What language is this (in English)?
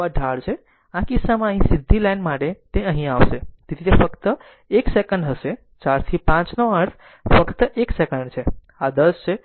Gujarati